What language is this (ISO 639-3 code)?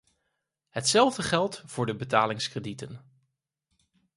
nld